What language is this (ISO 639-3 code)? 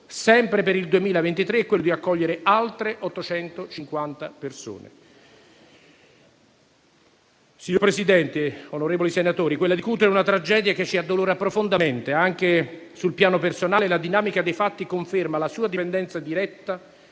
ita